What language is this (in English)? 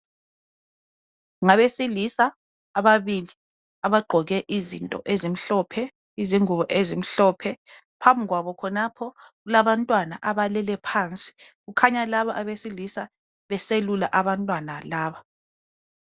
North Ndebele